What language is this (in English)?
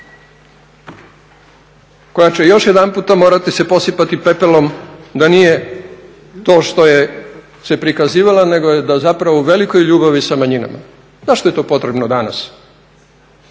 Croatian